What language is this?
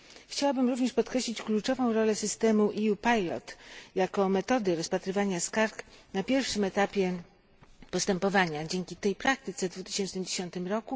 Polish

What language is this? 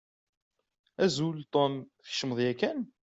Kabyle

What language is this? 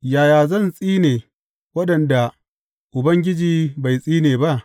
Hausa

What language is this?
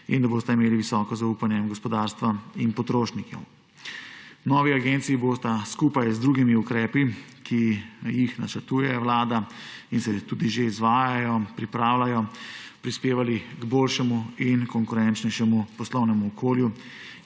Slovenian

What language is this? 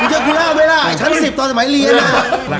Thai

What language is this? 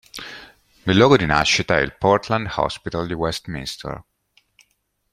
Italian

